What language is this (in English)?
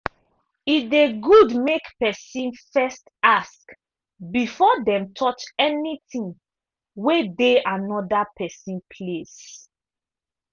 Nigerian Pidgin